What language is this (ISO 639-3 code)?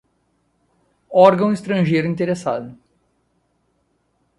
por